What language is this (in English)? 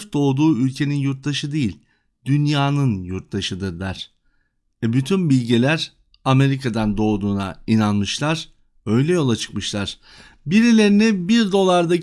Turkish